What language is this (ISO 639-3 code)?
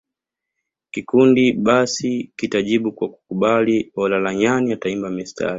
swa